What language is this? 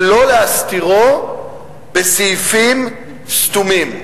Hebrew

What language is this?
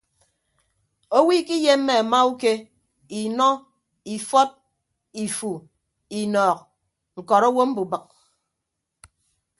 Ibibio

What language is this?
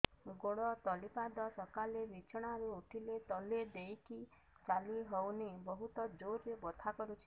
Odia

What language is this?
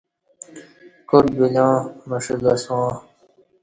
Kati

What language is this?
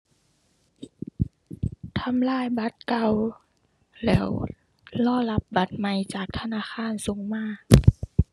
Thai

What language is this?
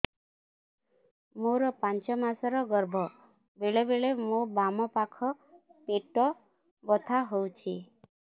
Odia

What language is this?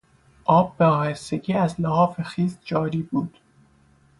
Persian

